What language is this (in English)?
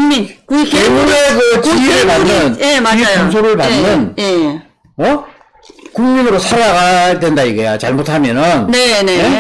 Korean